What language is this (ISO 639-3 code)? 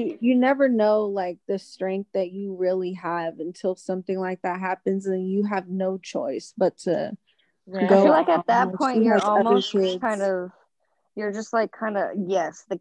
eng